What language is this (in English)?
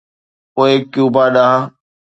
Sindhi